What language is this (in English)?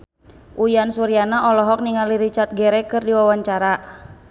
Sundanese